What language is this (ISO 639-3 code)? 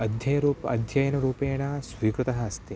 san